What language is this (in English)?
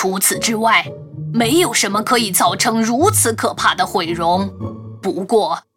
Chinese